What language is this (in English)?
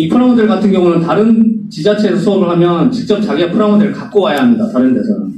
Korean